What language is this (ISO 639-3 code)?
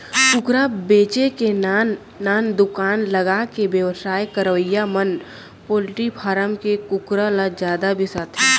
hne